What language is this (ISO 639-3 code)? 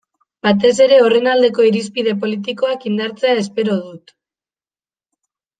eus